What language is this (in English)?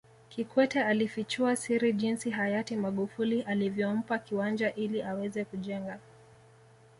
Swahili